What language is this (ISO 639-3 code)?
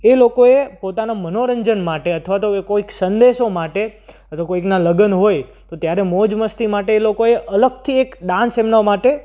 guj